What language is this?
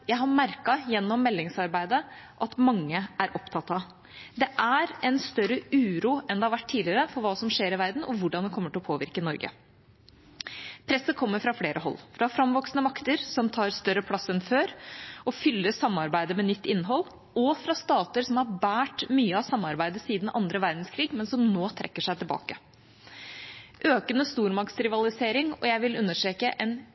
Norwegian Bokmål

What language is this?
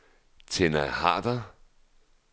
Danish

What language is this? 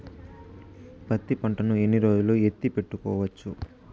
Telugu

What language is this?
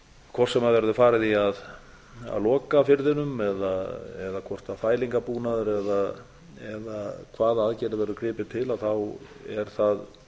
Icelandic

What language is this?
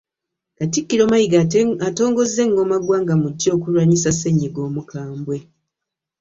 Ganda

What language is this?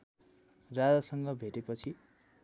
Nepali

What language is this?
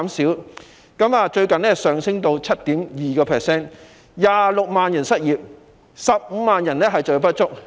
Cantonese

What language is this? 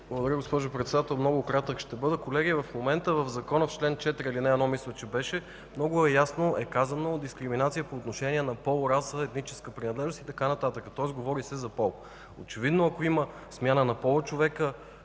Bulgarian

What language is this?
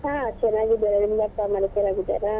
Kannada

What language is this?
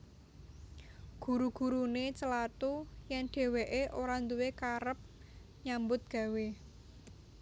Javanese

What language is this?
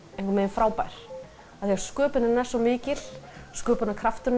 Icelandic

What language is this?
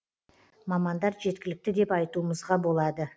Kazakh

